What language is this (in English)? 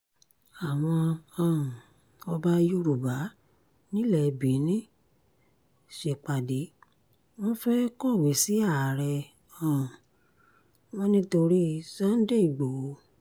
Yoruba